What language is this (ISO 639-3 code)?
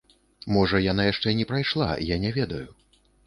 bel